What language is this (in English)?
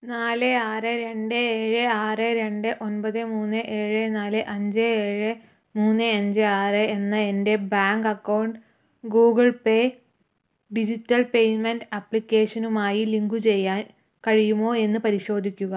Malayalam